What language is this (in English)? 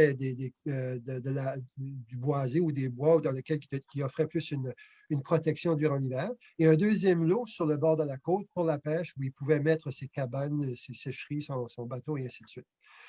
French